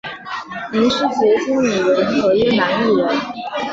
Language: Chinese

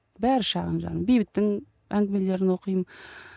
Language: Kazakh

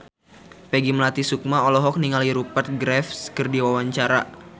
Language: Sundanese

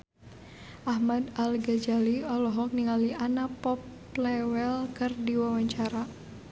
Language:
Sundanese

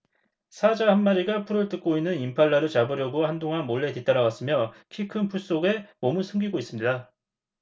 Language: Korean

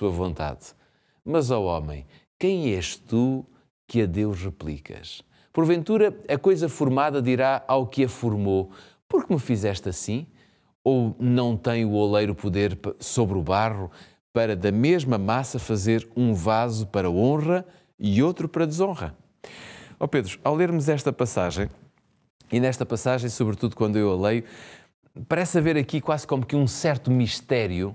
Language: Portuguese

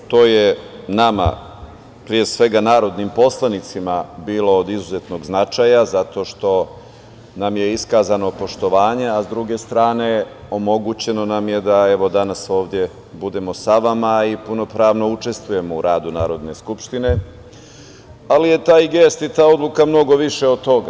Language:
Serbian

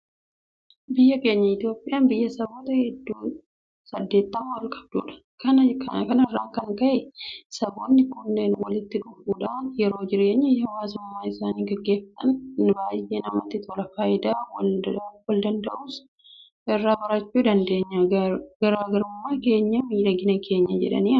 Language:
Oromo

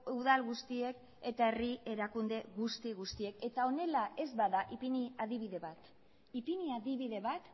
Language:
Basque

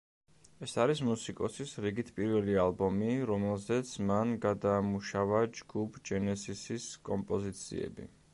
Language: Georgian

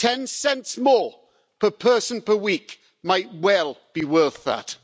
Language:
English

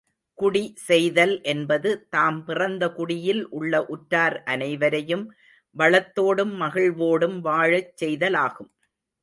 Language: Tamil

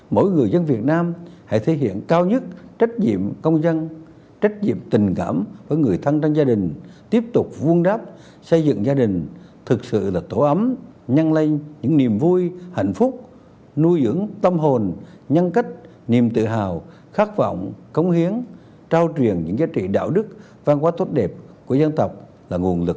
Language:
Vietnamese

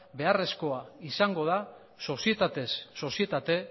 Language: Basque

